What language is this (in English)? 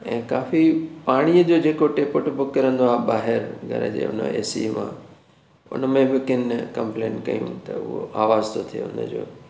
Sindhi